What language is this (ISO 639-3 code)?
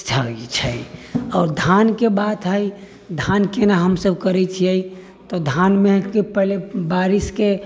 mai